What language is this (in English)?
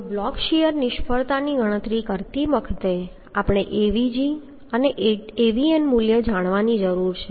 Gujarati